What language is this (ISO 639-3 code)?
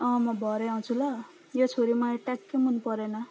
nep